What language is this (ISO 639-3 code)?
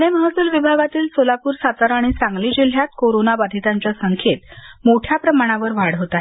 mar